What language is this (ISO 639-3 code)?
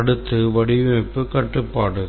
tam